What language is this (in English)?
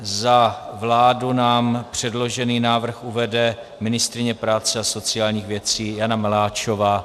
Czech